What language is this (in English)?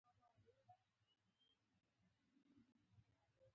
Pashto